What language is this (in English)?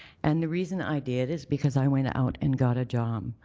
English